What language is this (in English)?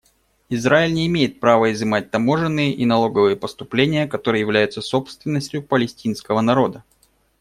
Russian